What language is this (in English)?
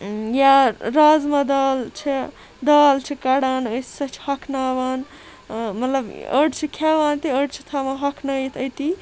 Kashmiri